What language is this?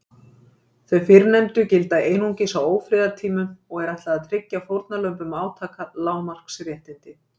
Icelandic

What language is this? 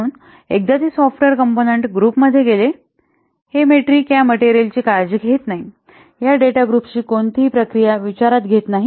Marathi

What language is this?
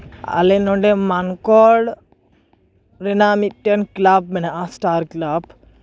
Santali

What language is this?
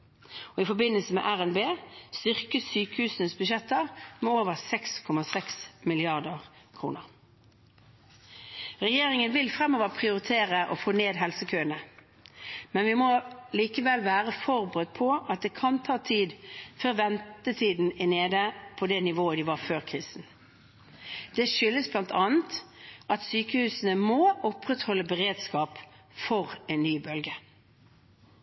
Norwegian Bokmål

